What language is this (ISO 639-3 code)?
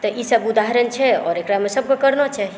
mai